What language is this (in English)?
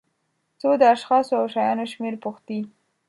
Pashto